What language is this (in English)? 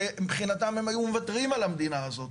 Hebrew